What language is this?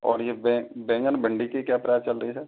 Hindi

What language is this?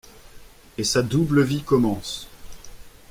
French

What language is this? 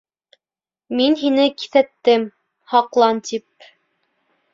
Bashkir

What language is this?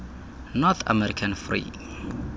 Xhosa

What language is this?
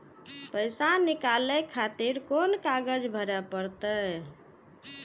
Maithili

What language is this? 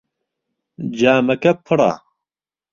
Central Kurdish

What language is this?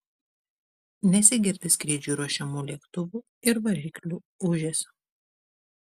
Lithuanian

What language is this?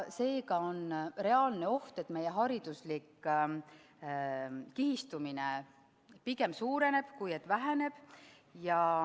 Estonian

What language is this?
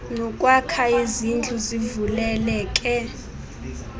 Xhosa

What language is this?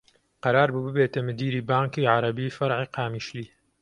Central Kurdish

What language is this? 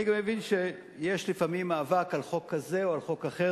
Hebrew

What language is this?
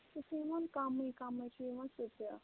Kashmiri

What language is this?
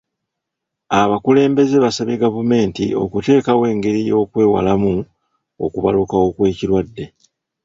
Ganda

